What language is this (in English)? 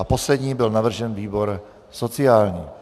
Czech